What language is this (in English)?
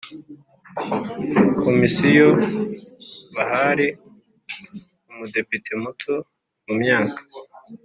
Kinyarwanda